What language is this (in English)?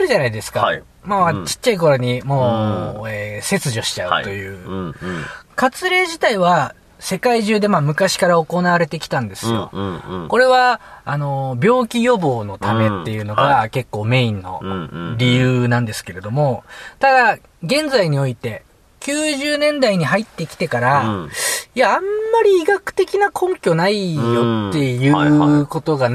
Japanese